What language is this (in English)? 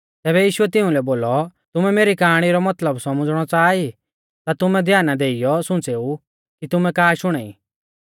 Mahasu Pahari